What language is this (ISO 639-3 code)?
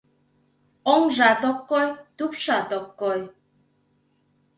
chm